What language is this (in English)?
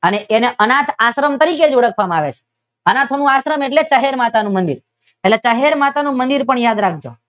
Gujarati